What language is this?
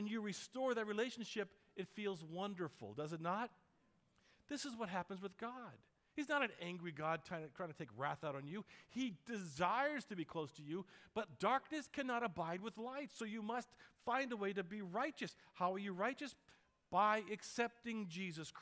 English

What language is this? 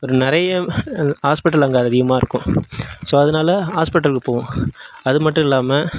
Tamil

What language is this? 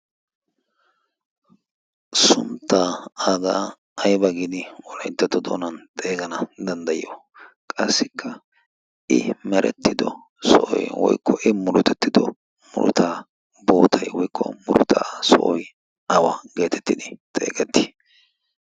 Wolaytta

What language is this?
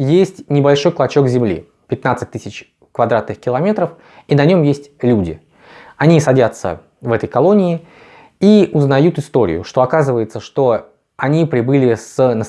Russian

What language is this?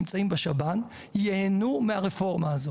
Hebrew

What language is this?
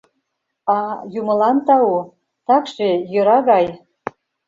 Mari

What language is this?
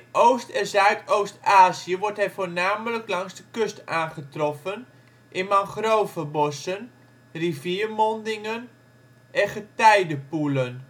Dutch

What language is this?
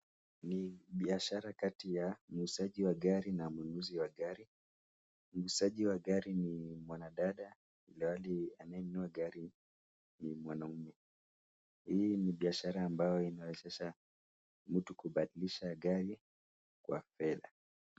Swahili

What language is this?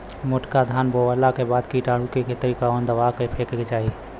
Bhojpuri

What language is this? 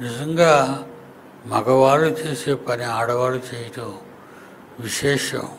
Telugu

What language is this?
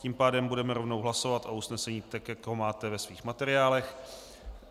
Czech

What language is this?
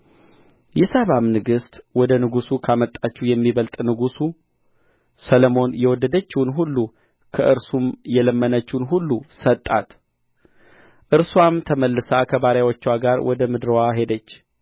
Amharic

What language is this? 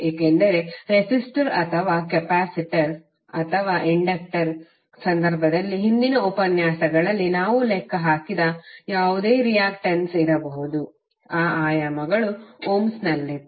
Kannada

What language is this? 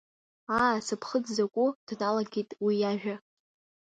Abkhazian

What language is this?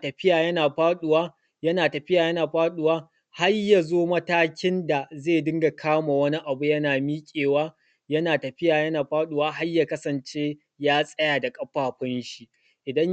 Hausa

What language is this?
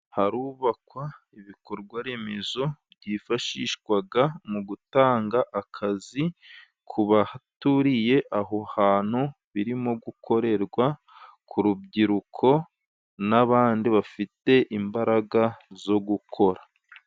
Kinyarwanda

